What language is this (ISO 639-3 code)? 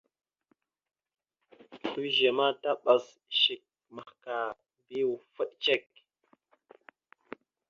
mxu